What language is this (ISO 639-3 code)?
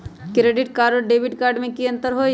mag